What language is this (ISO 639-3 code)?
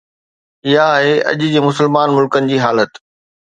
snd